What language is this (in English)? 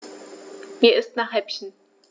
German